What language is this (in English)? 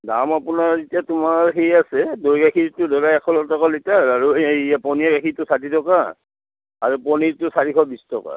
Assamese